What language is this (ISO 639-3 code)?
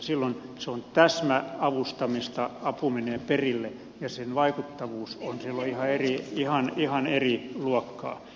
fin